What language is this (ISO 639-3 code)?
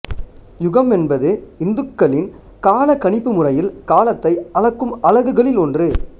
tam